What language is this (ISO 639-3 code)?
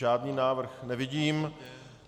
ces